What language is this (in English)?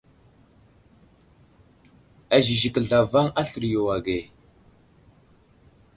Wuzlam